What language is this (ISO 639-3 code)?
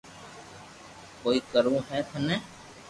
lrk